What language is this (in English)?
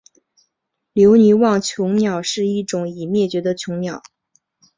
Chinese